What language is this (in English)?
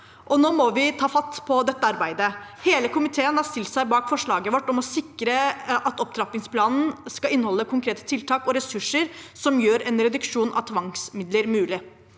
Norwegian